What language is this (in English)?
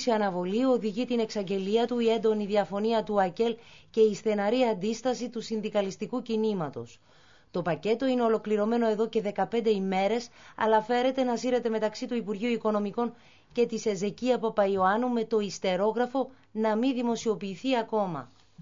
Greek